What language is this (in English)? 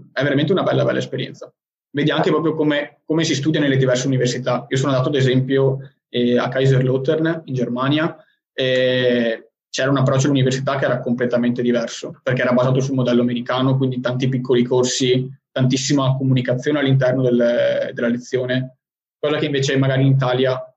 Italian